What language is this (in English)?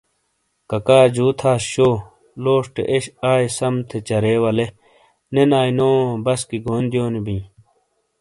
Shina